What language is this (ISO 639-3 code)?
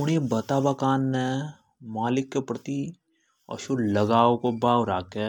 hoj